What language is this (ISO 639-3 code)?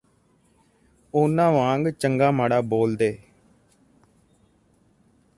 pan